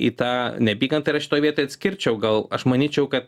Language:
Lithuanian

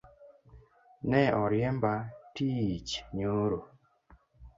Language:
Luo (Kenya and Tanzania)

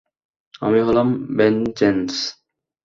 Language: Bangla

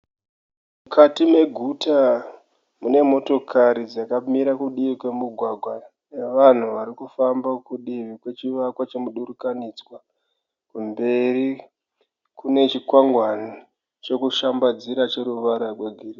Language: Shona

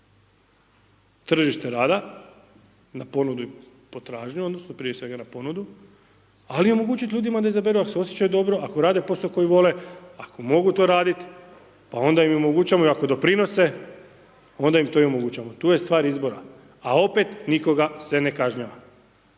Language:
Croatian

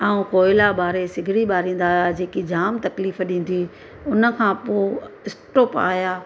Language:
Sindhi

